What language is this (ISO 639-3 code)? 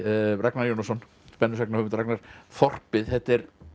isl